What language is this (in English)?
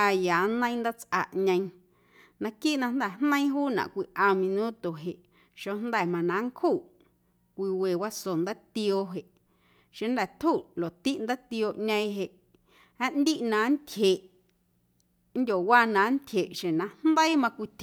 Guerrero Amuzgo